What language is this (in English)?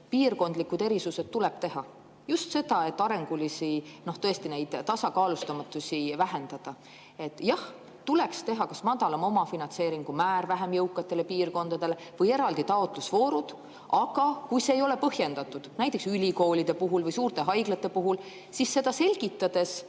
Estonian